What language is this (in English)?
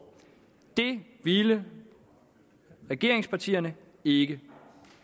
Danish